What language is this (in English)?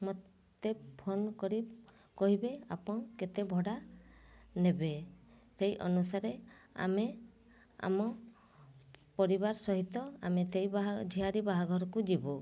Odia